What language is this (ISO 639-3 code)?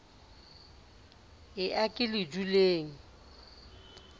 sot